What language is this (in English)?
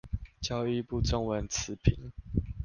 Chinese